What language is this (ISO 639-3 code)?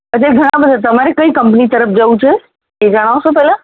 guj